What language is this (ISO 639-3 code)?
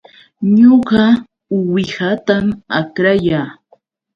qux